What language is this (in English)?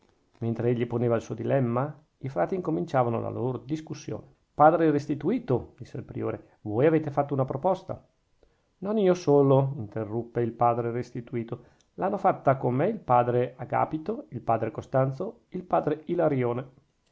Italian